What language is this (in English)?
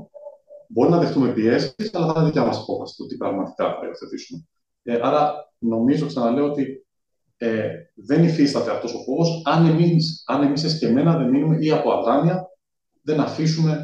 Greek